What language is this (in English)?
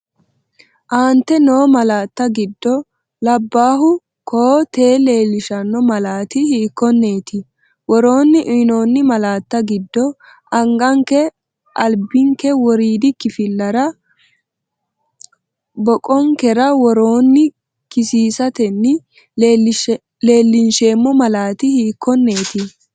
Sidamo